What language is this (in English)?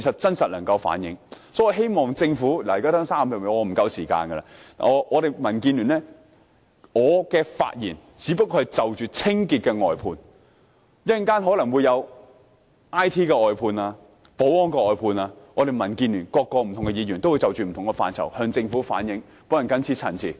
Cantonese